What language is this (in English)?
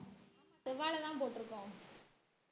Tamil